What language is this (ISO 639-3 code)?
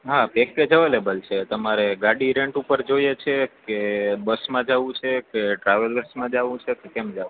guj